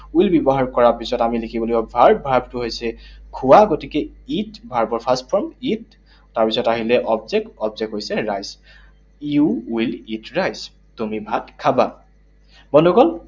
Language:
Assamese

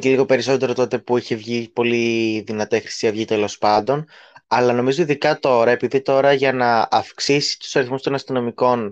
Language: Greek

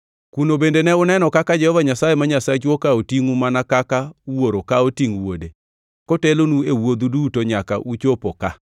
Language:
Luo (Kenya and Tanzania)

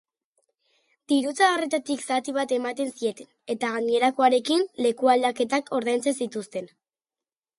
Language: Basque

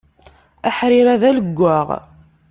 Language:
Kabyle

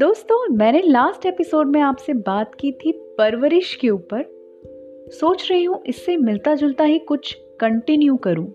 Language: Hindi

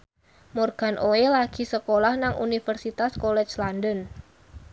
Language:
Javanese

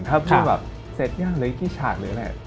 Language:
Thai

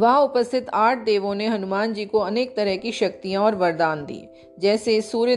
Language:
Hindi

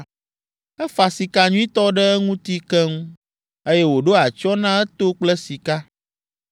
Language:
Ewe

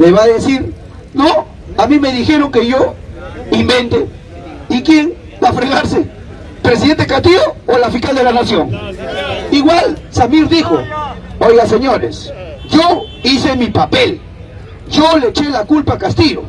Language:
Spanish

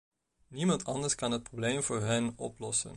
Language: Dutch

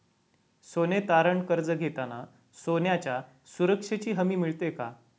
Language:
Marathi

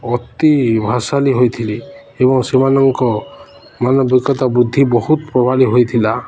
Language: Odia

